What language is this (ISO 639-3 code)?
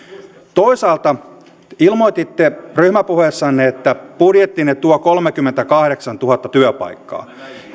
fin